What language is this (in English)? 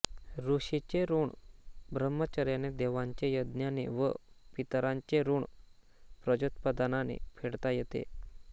Marathi